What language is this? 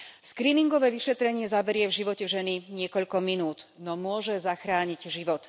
Slovak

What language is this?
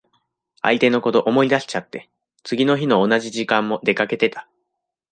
Japanese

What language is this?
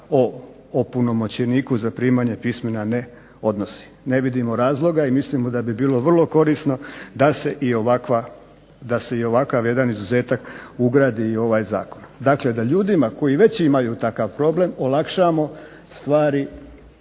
Croatian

